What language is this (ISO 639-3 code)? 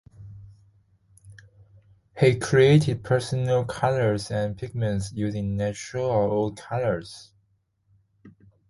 eng